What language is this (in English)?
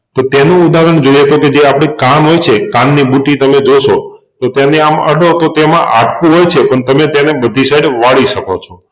Gujarati